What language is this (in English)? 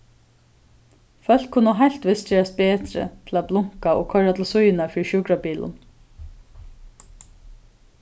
Faroese